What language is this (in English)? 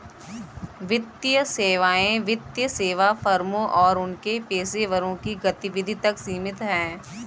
Hindi